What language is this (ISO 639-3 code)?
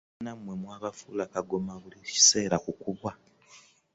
lug